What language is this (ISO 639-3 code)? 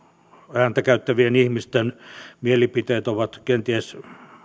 fin